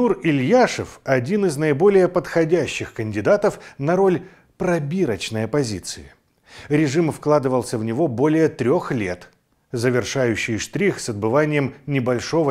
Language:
Russian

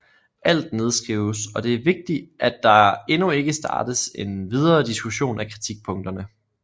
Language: Danish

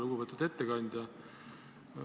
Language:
Estonian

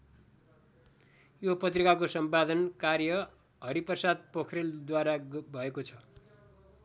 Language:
Nepali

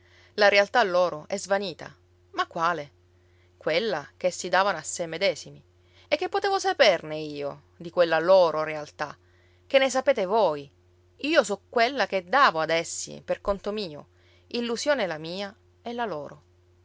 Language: Italian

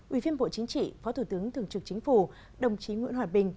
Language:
Vietnamese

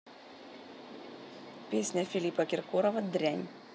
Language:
Russian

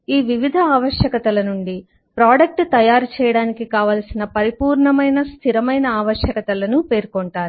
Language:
Telugu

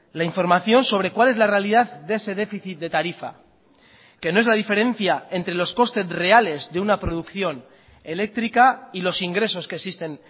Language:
Spanish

